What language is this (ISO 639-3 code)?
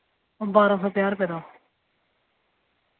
doi